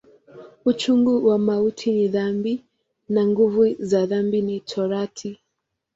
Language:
Swahili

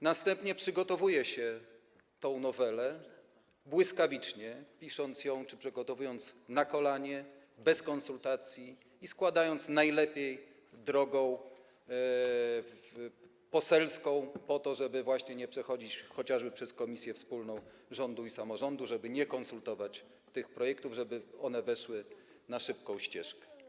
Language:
Polish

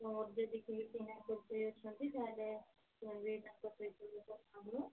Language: Odia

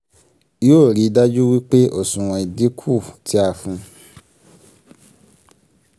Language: Yoruba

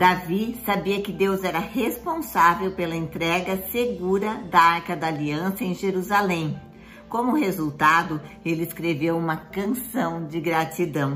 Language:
Portuguese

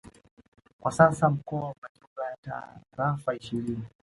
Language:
Swahili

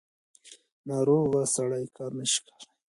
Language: Pashto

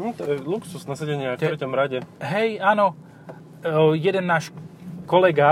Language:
Slovak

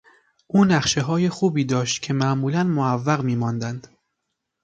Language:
Persian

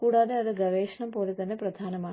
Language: Malayalam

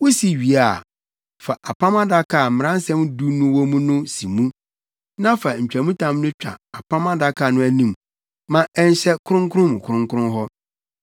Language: Akan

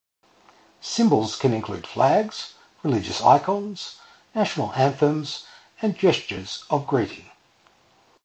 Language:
English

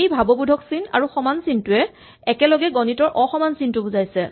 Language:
Assamese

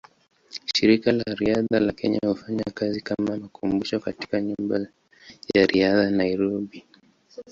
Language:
Swahili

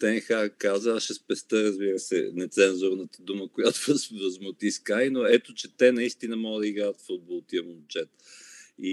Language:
Bulgarian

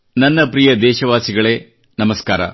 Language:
Kannada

